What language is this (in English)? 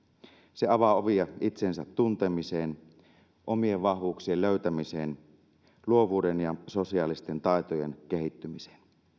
Finnish